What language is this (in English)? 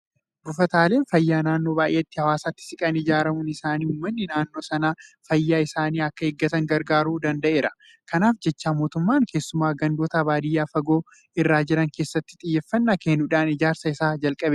Oromo